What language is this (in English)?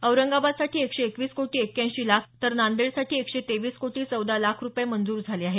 Marathi